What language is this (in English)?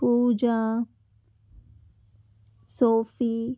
Telugu